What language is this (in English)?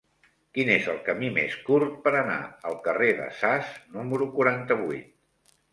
Catalan